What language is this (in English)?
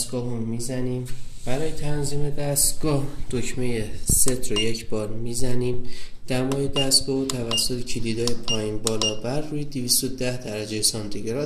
Persian